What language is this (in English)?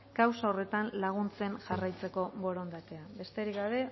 Basque